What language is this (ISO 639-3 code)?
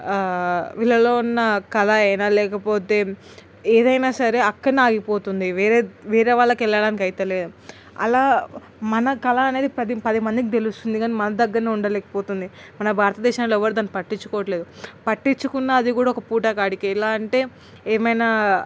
tel